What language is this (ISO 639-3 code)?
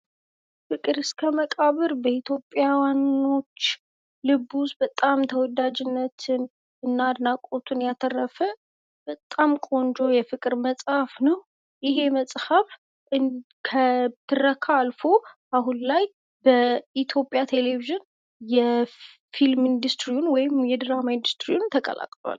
amh